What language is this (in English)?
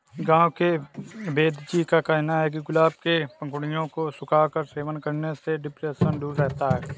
Hindi